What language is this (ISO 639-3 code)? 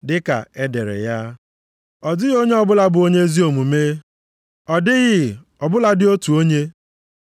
ibo